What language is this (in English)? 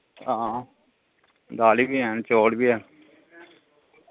Dogri